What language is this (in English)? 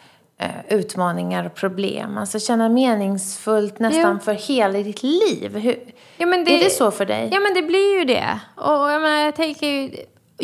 Swedish